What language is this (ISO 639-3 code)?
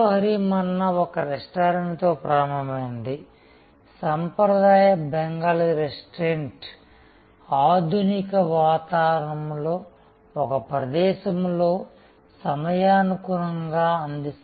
tel